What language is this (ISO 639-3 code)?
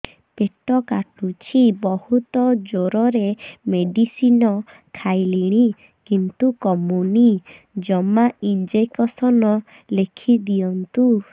ori